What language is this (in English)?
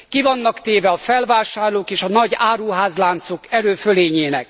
Hungarian